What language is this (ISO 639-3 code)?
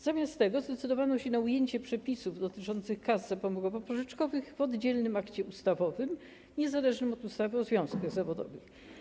pol